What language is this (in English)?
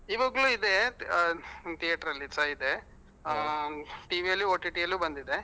Kannada